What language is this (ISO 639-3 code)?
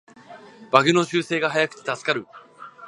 jpn